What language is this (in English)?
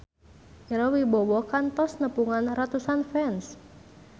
Sundanese